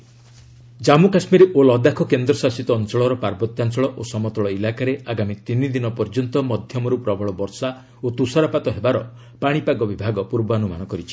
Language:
Odia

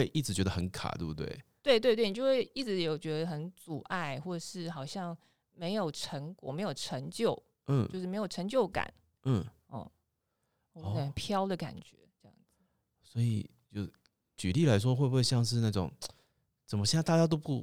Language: Chinese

